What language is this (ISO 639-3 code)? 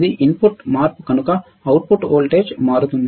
tel